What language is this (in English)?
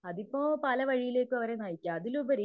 Malayalam